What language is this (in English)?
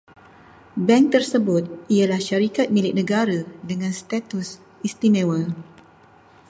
Malay